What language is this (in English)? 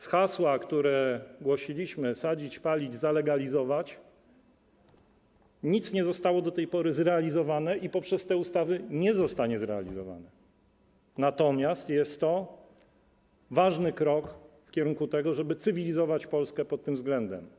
Polish